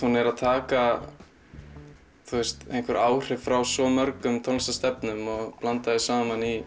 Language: Icelandic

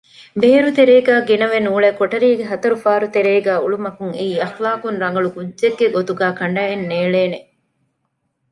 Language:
Divehi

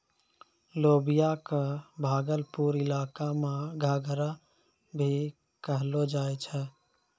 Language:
Maithili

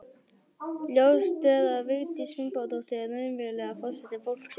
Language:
Icelandic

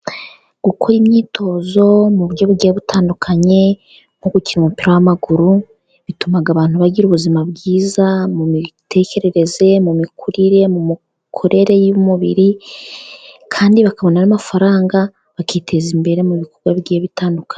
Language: Kinyarwanda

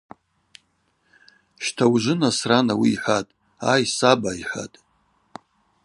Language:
Abaza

